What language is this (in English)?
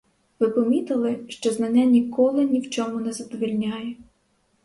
Ukrainian